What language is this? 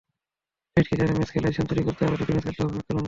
Bangla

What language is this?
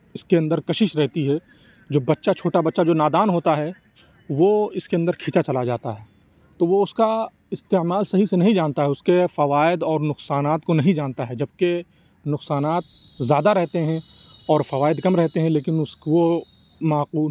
Urdu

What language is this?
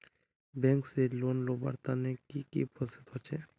Magahi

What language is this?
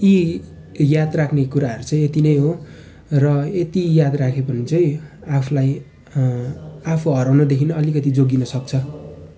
Nepali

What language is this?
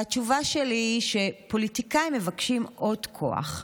Hebrew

